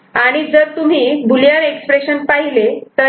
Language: Marathi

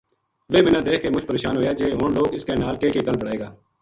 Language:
Gujari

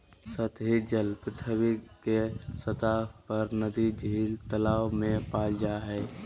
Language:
Magahi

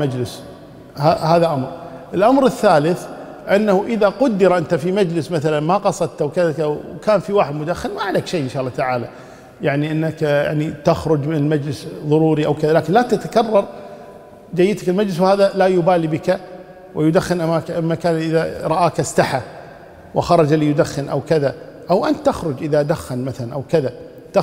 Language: Arabic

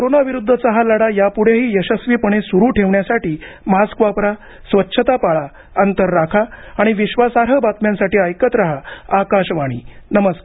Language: Marathi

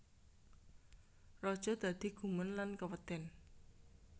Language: Javanese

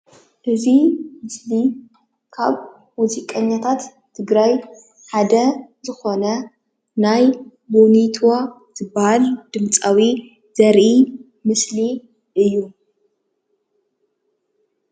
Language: Tigrinya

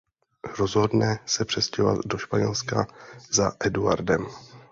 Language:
Czech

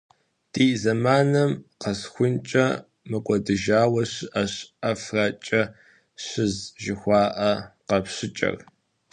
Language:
Kabardian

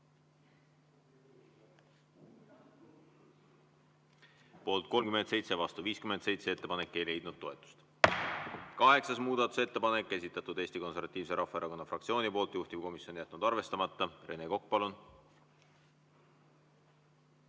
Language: Estonian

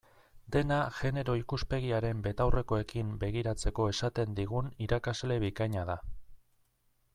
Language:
Basque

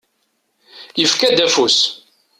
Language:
Kabyle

